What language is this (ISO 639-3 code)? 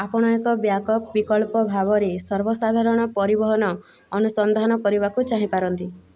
ori